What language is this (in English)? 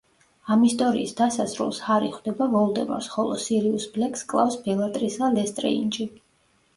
Georgian